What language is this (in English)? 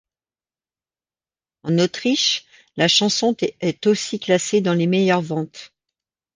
French